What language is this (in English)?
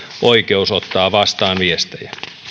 Finnish